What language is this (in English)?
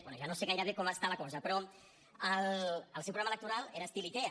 Catalan